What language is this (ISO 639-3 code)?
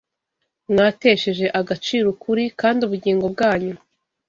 kin